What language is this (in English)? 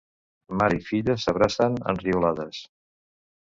Catalan